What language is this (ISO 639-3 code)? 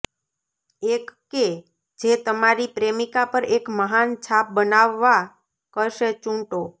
guj